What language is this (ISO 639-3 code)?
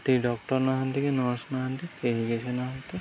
ori